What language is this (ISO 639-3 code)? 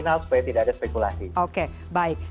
ind